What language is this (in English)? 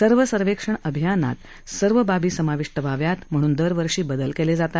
Marathi